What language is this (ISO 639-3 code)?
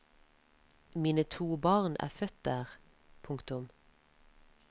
nor